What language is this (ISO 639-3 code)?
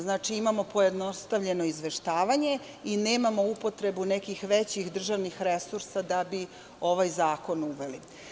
srp